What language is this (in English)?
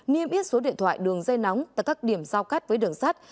Vietnamese